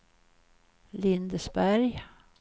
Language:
Swedish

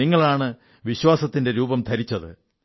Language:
Malayalam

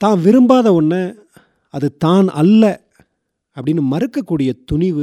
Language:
Tamil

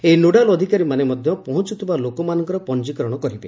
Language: Odia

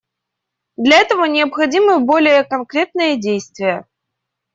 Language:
Russian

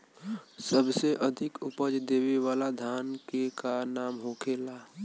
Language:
Bhojpuri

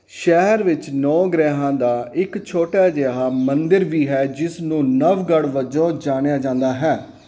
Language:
Punjabi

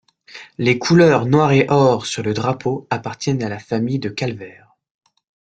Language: French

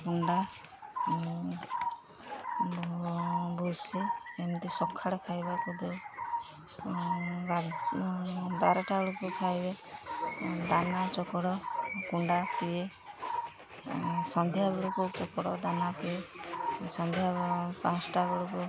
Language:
Odia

